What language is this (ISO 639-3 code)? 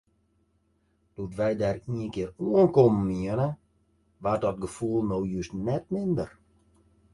fry